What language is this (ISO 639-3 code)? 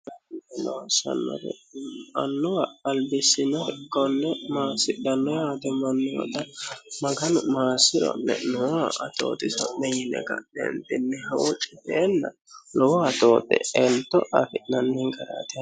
sid